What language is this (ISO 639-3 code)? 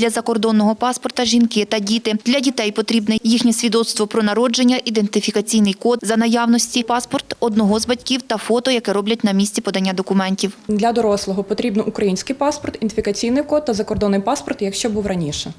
ukr